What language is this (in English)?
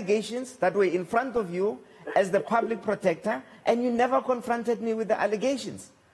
English